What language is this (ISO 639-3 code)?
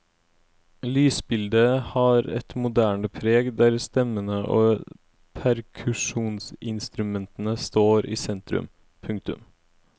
nor